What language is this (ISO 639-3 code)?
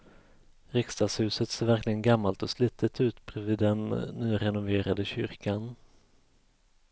swe